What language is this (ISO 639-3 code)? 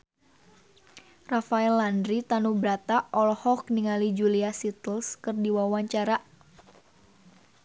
sun